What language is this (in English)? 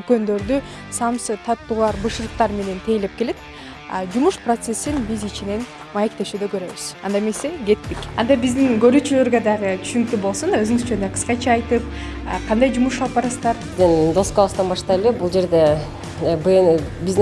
Turkish